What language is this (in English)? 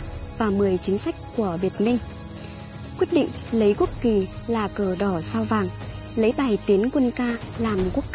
Vietnamese